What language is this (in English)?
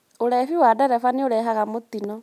Kikuyu